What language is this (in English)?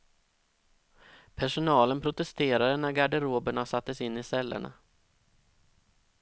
Swedish